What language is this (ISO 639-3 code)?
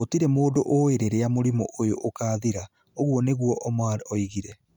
kik